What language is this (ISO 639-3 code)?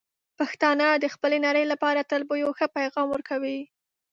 pus